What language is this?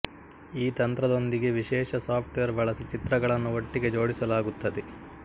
Kannada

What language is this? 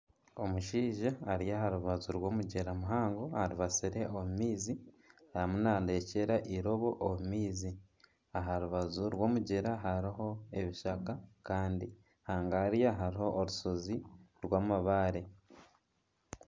Nyankole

